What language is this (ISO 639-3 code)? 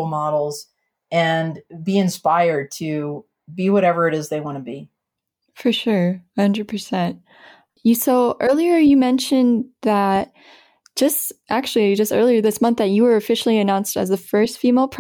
eng